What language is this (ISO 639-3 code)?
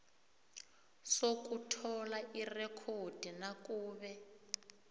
nbl